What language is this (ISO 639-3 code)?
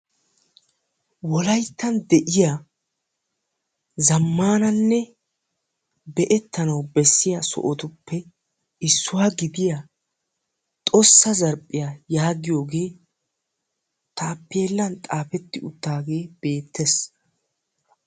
wal